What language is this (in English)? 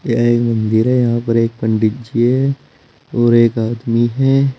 Hindi